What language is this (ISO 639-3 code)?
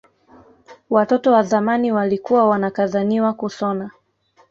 swa